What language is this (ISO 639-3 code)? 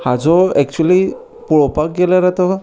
kok